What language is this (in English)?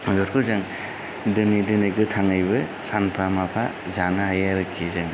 Bodo